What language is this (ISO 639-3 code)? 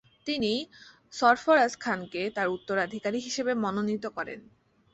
ben